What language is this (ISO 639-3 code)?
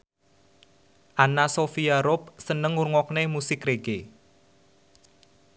jav